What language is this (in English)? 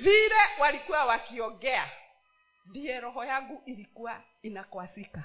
Swahili